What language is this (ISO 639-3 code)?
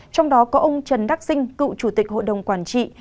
vie